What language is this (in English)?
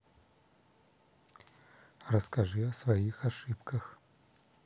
Russian